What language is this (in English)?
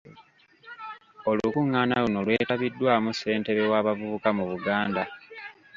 Ganda